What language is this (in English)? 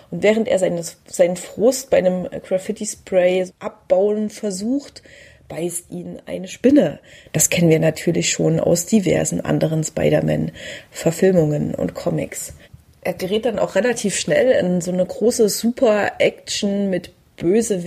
German